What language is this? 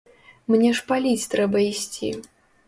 Belarusian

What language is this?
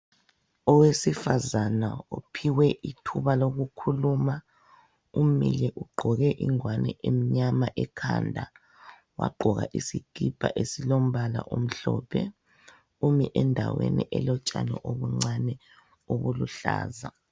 North Ndebele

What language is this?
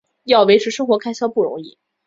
Chinese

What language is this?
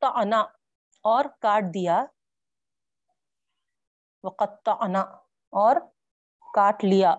Urdu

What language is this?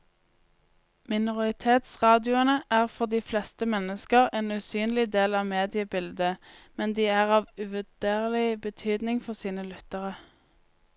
Norwegian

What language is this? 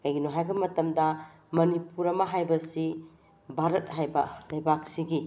Manipuri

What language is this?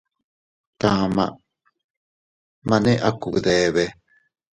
Teutila Cuicatec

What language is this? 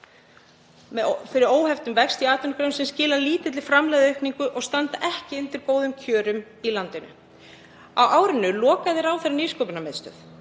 Icelandic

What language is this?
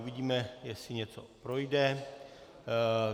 Czech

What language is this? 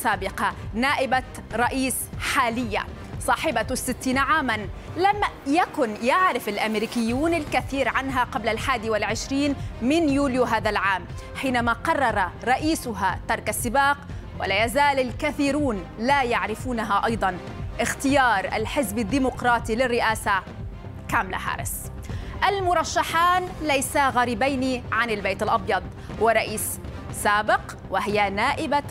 Arabic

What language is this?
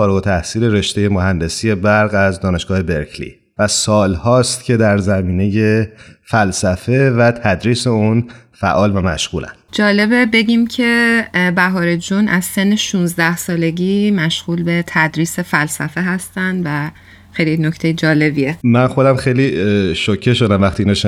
Persian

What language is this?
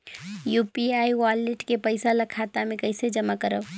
Chhattisgarhi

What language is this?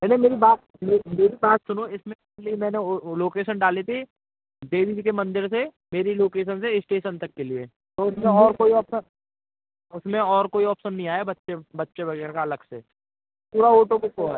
Hindi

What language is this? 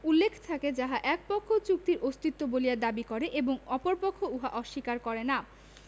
Bangla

